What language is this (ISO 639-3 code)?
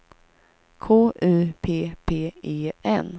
swe